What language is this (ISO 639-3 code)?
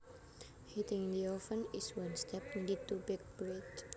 jav